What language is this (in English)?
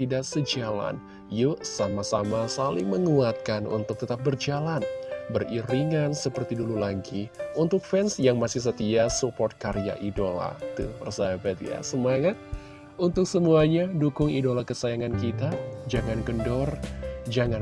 Indonesian